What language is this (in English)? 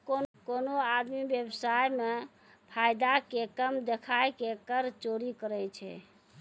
Maithili